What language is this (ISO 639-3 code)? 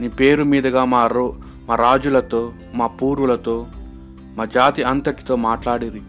tel